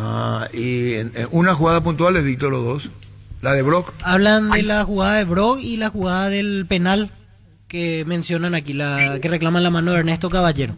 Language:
Spanish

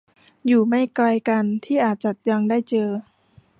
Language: Thai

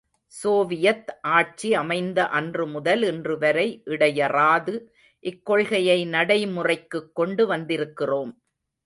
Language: Tamil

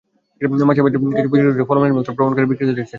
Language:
Bangla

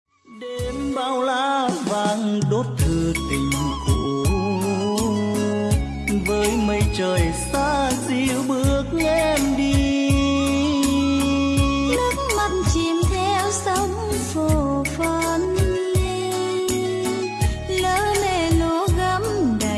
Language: Vietnamese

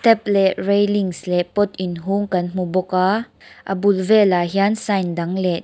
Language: Mizo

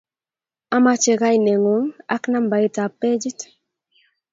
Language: Kalenjin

